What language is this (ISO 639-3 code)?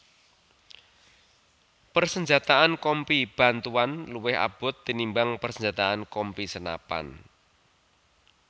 jav